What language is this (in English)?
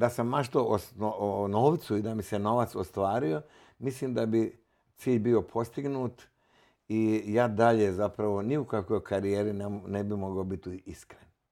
Croatian